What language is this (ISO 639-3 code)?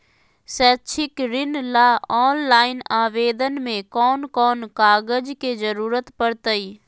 mag